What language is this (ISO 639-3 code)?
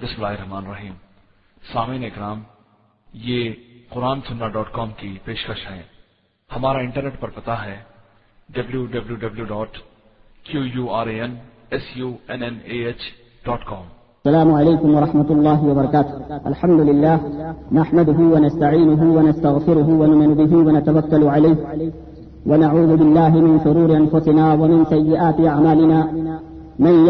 urd